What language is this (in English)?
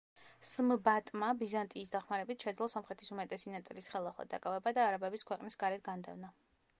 Georgian